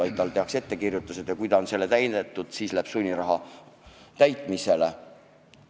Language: Estonian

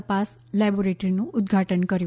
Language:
Gujarati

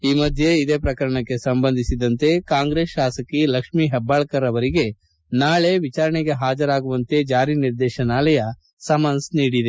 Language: Kannada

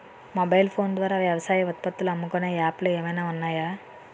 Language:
Telugu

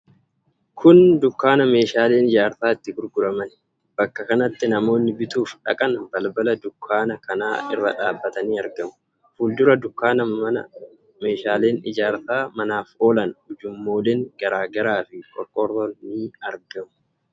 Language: Oromo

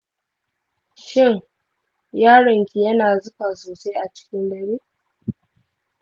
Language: Hausa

